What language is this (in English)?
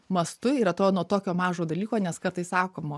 Lithuanian